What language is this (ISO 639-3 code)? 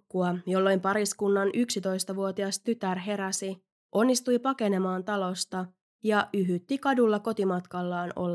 fin